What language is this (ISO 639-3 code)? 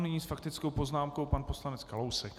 ces